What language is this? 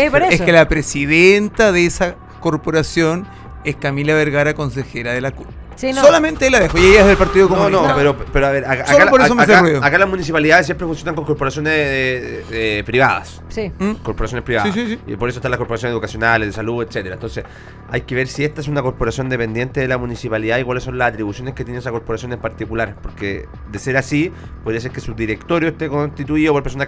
Spanish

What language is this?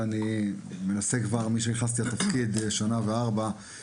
Hebrew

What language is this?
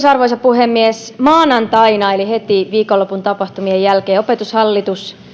Finnish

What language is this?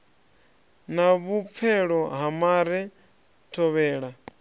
Venda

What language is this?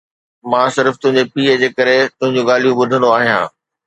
Sindhi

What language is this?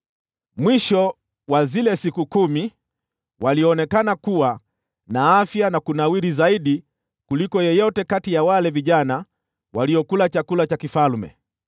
Swahili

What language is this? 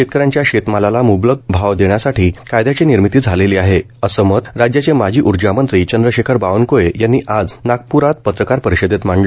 Marathi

